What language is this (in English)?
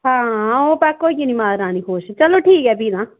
Dogri